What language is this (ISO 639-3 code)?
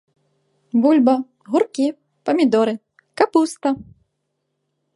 bel